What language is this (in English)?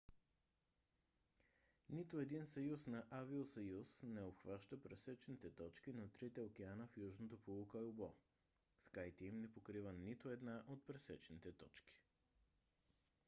Bulgarian